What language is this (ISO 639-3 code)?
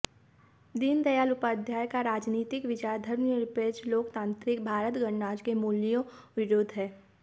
hin